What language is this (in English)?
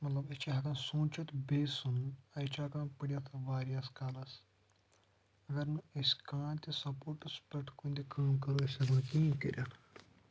Kashmiri